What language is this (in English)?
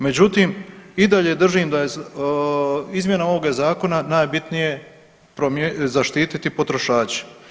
Croatian